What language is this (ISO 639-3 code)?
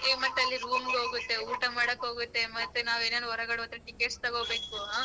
kan